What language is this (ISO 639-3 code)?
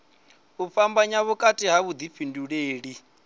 ven